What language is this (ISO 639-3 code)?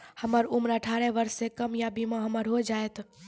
mai